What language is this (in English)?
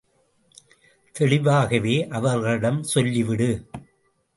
Tamil